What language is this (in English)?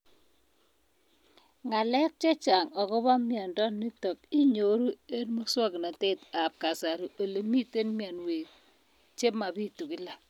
Kalenjin